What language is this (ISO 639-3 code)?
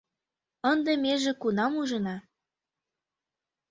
chm